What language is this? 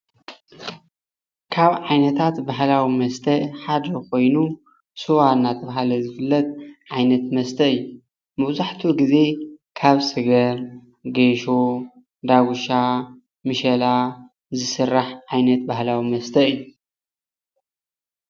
Tigrinya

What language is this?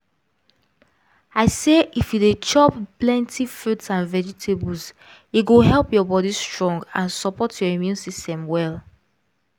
Nigerian Pidgin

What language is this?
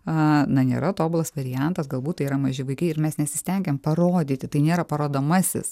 Lithuanian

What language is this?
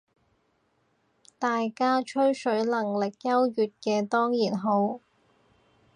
Cantonese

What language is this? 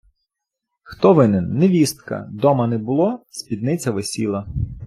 Ukrainian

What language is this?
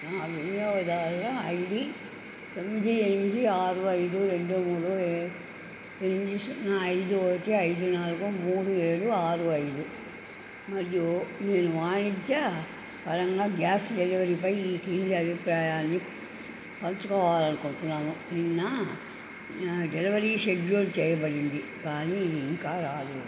Telugu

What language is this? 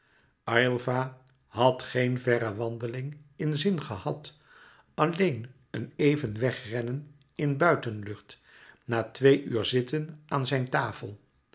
Dutch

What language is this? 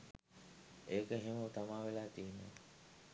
Sinhala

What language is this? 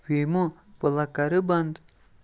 Kashmiri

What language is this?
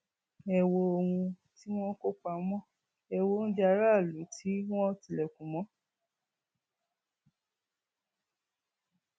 Yoruba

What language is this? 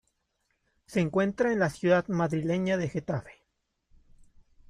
Spanish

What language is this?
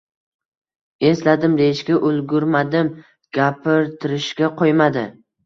Uzbek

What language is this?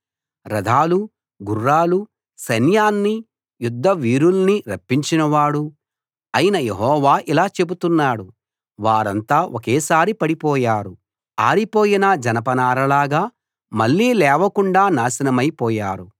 Telugu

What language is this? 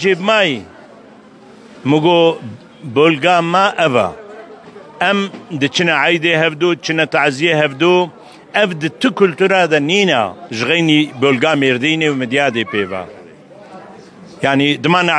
Arabic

